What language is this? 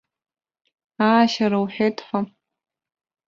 Abkhazian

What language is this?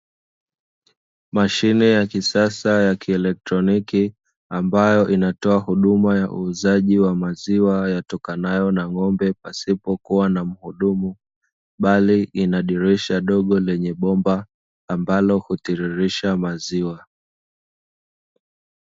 Swahili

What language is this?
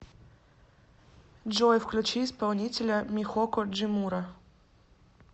Russian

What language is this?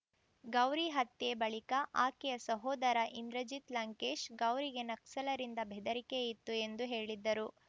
Kannada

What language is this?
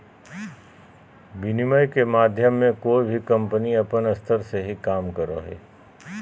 Magahi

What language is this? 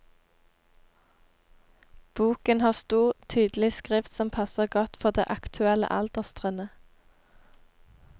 Norwegian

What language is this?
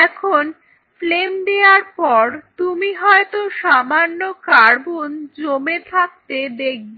Bangla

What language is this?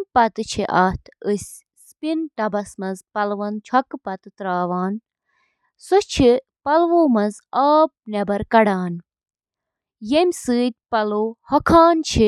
Kashmiri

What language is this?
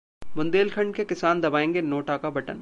Hindi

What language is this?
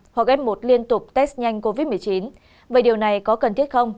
Vietnamese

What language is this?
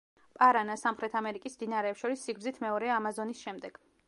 Georgian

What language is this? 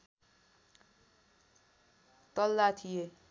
Nepali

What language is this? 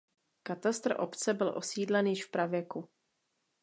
Czech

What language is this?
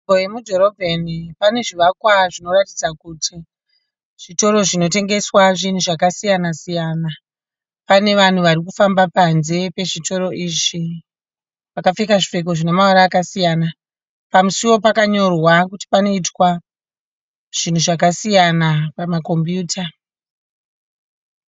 Shona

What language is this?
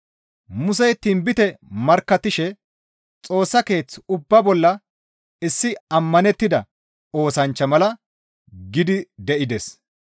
Gamo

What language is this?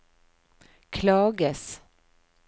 Norwegian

